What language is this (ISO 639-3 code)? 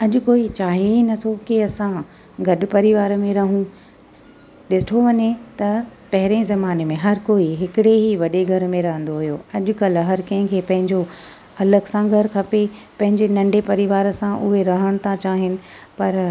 snd